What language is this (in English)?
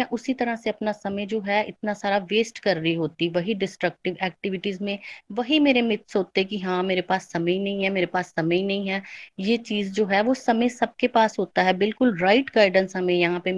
Hindi